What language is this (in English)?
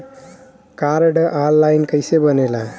Bhojpuri